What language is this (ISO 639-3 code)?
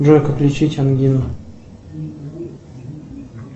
rus